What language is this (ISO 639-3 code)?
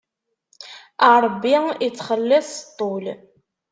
kab